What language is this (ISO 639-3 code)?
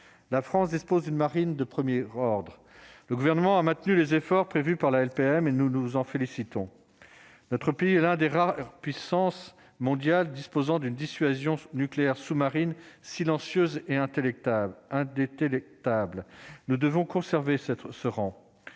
fra